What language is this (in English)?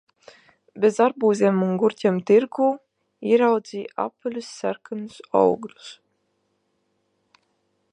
Latvian